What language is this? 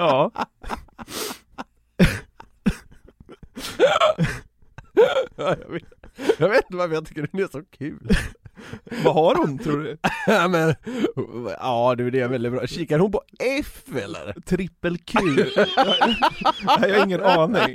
Swedish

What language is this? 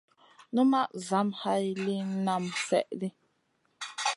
Masana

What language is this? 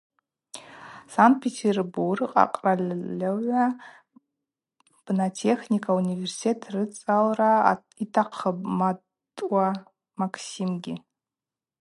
Abaza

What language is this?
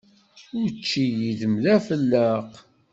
Kabyle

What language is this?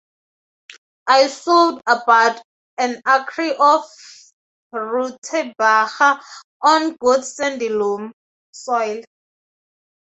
English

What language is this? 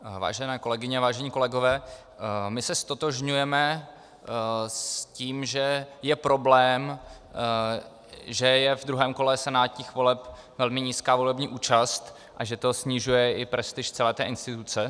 Czech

